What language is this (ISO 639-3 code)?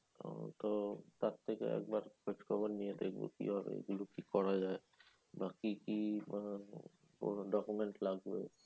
ben